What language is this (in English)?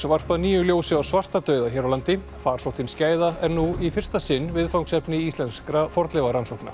Icelandic